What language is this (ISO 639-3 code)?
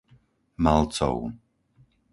slk